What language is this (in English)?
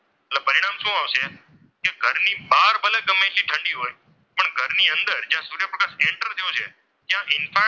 Gujarati